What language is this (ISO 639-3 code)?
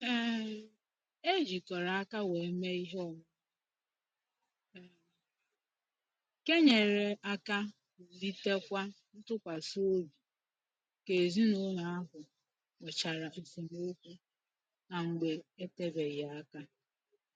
ibo